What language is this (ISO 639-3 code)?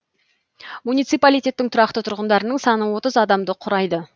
kaz